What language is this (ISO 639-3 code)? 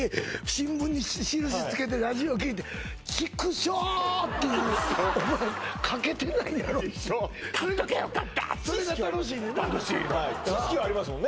jpn